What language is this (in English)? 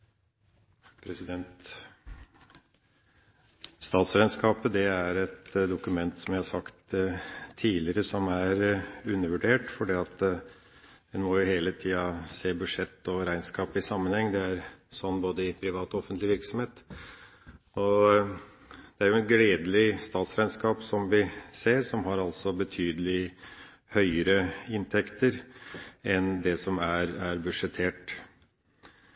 Norwegian Bokmål